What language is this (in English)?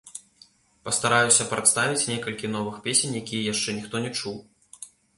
Belarusian